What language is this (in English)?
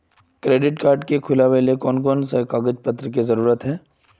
Magahi